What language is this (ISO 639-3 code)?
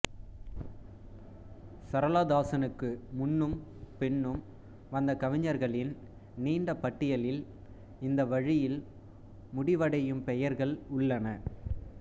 tam